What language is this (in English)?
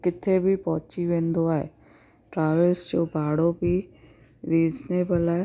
Sindhi